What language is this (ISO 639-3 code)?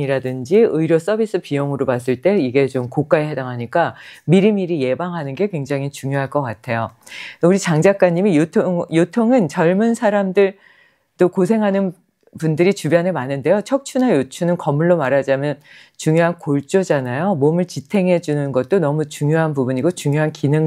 kor